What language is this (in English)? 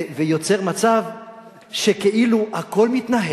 Hebrew